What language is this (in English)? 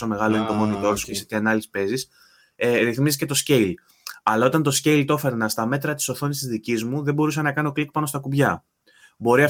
Greek